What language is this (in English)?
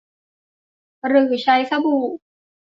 Thai